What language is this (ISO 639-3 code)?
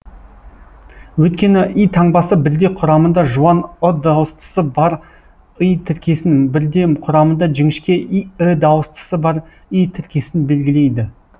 kaz